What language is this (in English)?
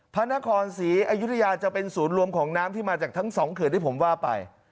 Thai